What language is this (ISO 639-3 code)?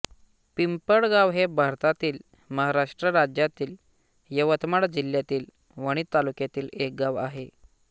mar